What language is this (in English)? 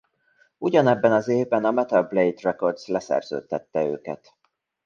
Hungarian